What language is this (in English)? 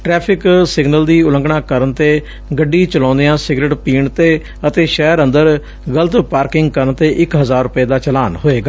Punjabi